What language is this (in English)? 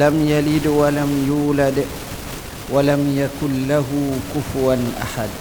Malay